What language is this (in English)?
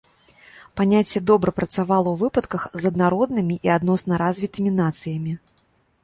Belarusian